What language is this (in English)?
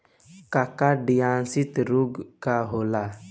Bhojpuri